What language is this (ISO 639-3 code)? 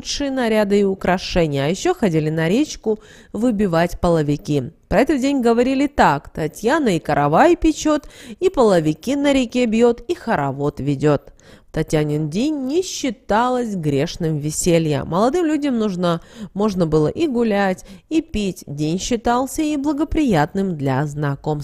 rus